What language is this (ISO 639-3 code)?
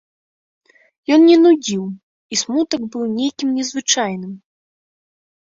bel